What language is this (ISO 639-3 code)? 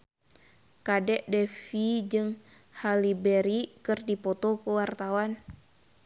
sun